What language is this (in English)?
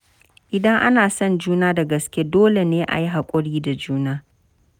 Hausa